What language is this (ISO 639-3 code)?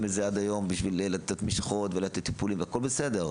heb